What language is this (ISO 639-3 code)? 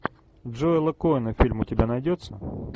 rus